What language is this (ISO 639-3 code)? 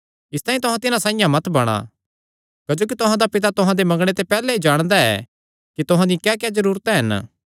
xnr